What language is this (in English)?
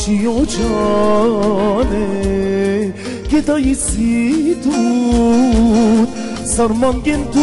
Romanian